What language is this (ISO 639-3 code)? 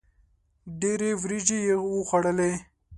pus